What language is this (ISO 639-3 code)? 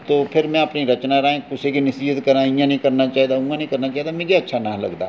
doi